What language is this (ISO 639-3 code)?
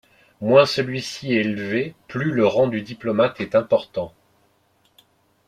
fra